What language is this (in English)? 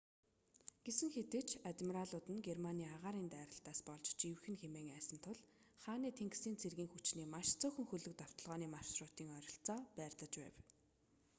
Mongolian